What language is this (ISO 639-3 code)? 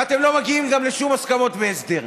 heb